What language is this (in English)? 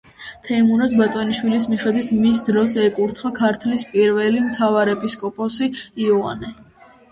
Georgian